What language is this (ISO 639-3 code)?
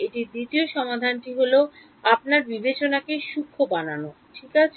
ben